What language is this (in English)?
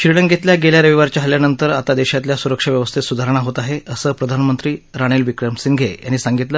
Marathi